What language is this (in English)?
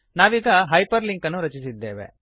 Kannada